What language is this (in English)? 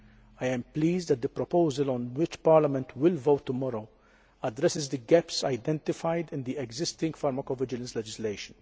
English